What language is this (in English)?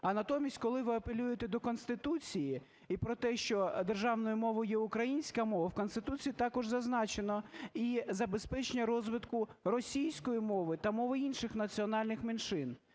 Ukrainian